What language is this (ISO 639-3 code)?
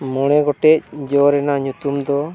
sat